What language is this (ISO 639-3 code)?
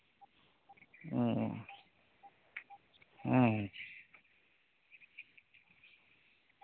sat